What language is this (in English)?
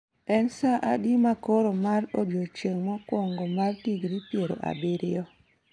Luo (Kenya and Tanzania)